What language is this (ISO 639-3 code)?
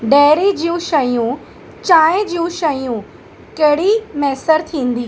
snd